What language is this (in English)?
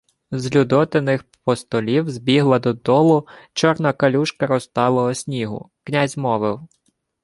Ukrainian